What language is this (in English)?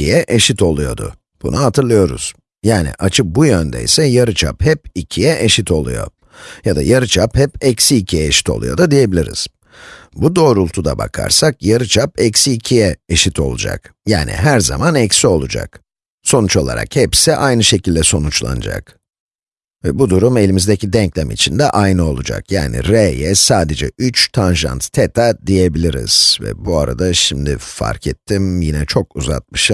Turkish